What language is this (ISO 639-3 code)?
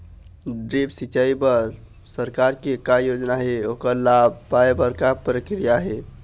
hne